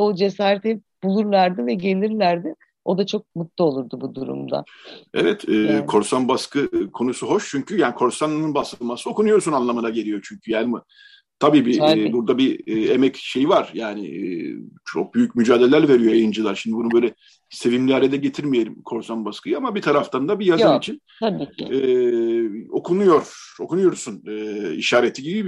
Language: Turkish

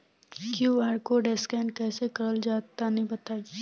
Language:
Bhojpuri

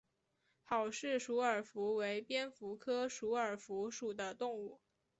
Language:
Chinese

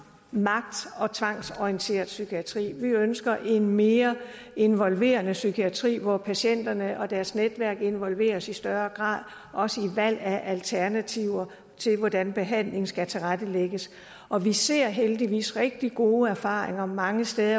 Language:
Danish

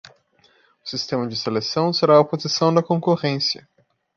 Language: Portuguese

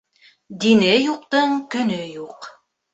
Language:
Bashkir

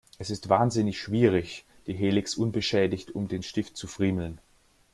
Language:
German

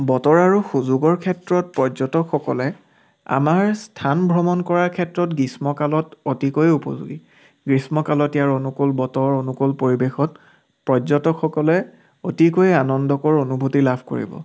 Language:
Assamese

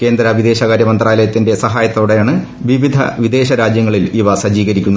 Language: Malayalam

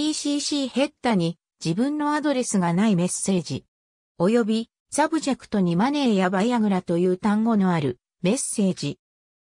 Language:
Japanese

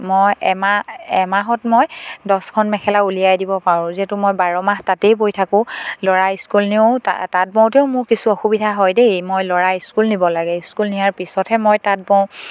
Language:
Assamese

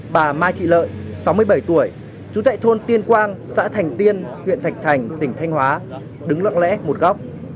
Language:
Vietnamese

